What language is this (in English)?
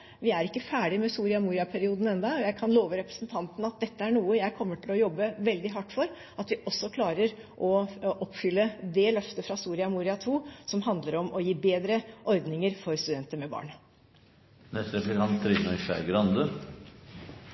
Norwegian Bokmål